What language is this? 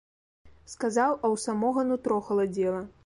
Belarusian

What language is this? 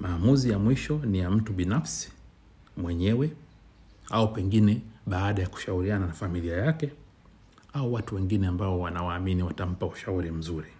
Swahili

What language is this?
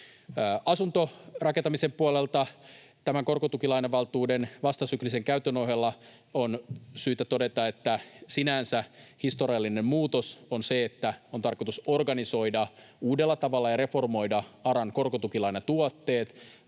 Finnish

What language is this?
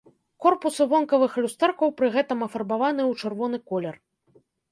Belarusian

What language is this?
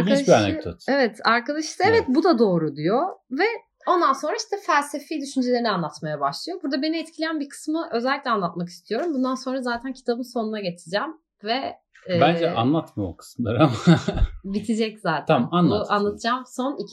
Turkish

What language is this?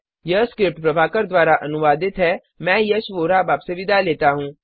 Hindi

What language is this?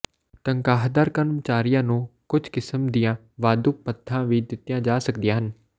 Punjabi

